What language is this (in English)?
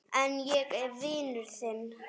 Icelandic